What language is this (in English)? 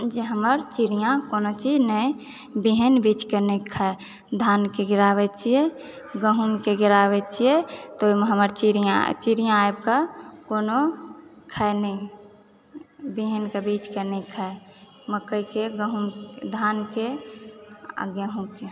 Maithili